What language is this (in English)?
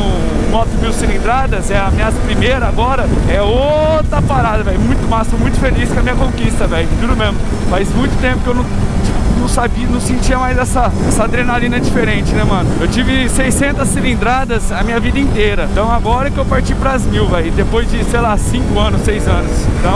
Portuguese